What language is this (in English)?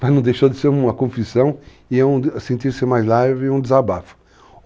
Portuguese